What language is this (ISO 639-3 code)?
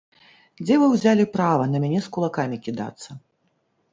bel